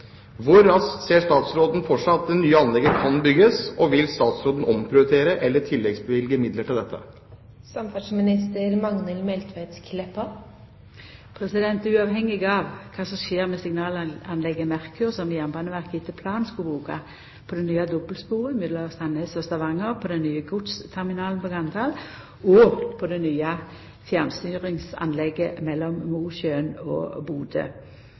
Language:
Norwegian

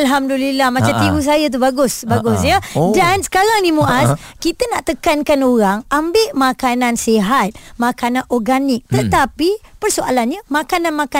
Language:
Malay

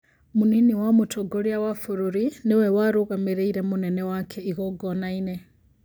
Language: Kikuyu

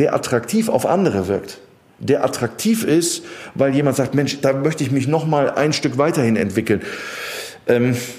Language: German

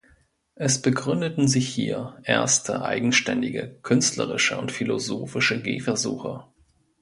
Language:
German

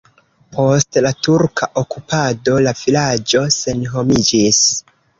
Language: Esperanto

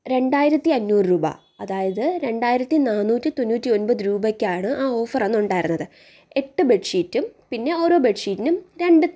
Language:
Malayalam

